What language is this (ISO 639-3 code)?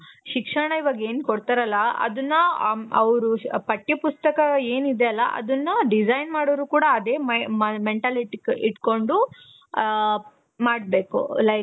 kan